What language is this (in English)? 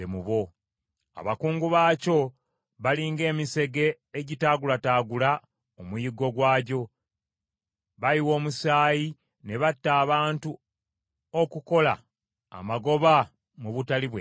Ganda